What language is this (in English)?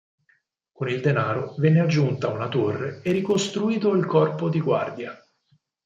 Italian